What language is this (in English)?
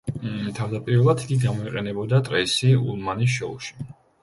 Georgian